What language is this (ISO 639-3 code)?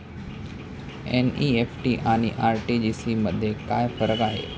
mar